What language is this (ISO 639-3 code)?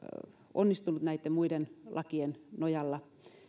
fin